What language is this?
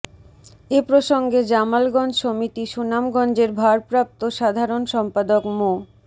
Bangla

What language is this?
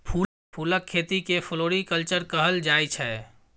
Maithili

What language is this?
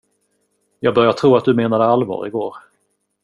Swedish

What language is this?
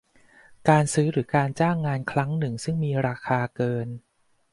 Thai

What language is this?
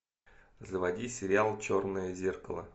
Russian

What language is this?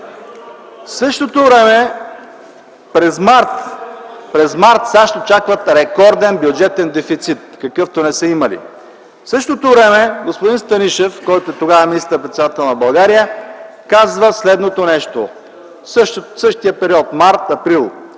Bulgarian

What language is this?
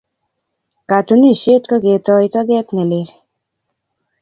Kalenjin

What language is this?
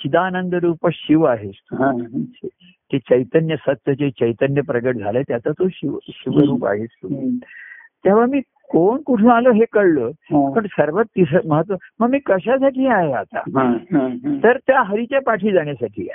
Marathi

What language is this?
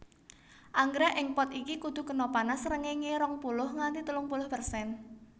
Javanese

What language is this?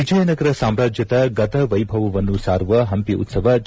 Kannada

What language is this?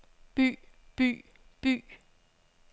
Danish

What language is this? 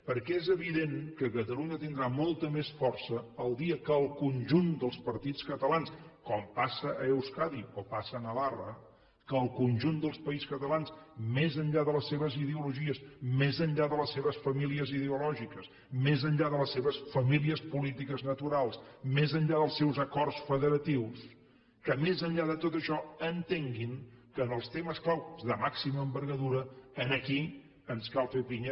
Catalan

